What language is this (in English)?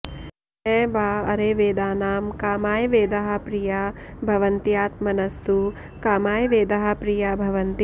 Sanskrit